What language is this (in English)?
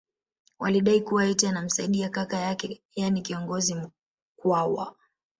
Swahili